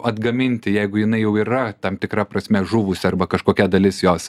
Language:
Lithuanian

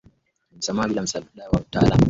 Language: Swahili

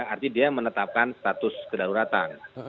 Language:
Indonesian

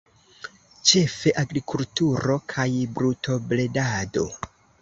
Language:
Esperanto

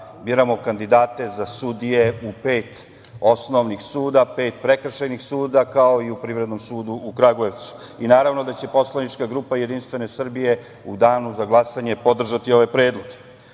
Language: Serbian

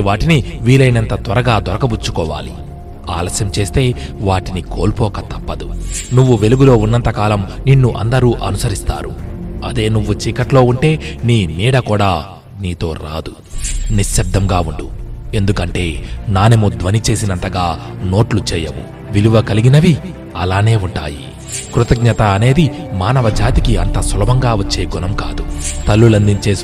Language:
Telugu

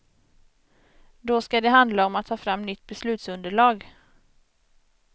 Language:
Swedish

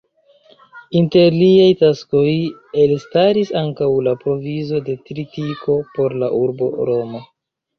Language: Esperanto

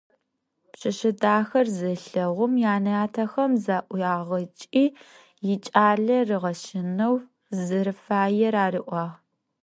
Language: Adyghe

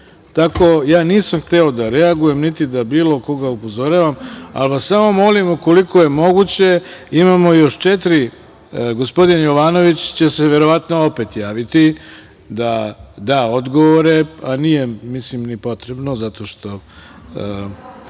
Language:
Serbian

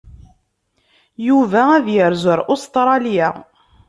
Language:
Kabyle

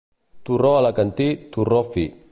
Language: Catalan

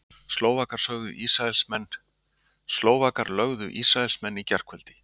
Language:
Icelandic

